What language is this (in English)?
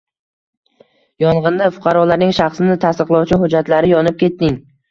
Uzbek